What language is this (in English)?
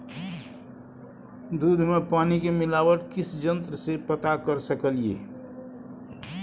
Maithili